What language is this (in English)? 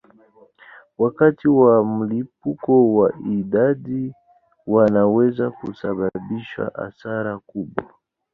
Swahili